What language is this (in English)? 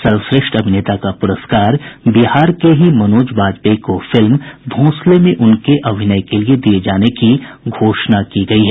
Hindi